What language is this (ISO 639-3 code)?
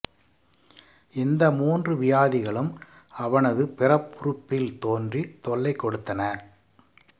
tam